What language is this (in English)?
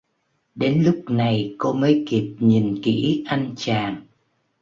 Vietnamese